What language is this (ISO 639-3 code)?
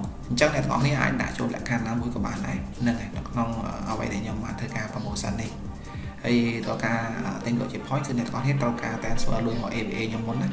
vie